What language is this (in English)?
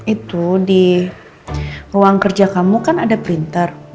Indonesian